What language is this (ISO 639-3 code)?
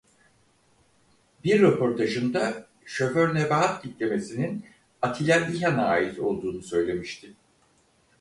tur